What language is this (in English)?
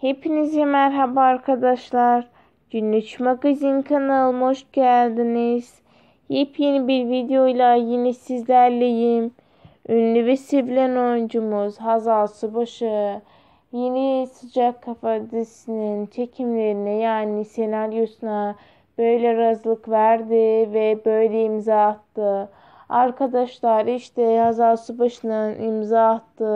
Turkish